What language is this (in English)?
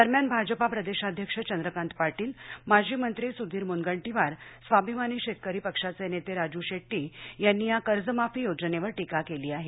Marathi